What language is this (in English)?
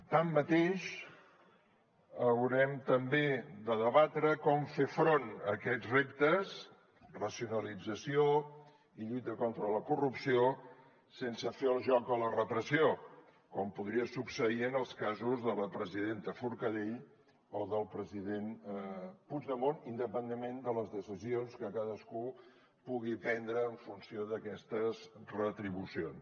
Catalan